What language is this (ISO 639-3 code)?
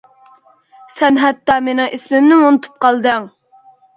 uig